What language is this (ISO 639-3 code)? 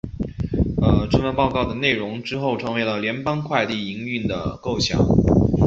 zho